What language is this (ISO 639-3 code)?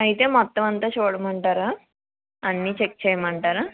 tel